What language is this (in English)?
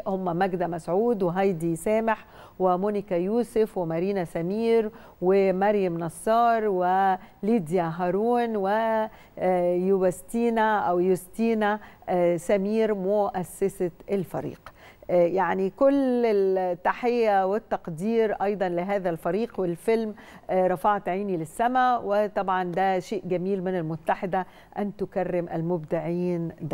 Arabic